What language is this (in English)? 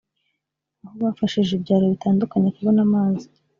Kinyarwanda